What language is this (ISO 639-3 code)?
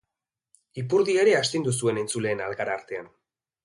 eus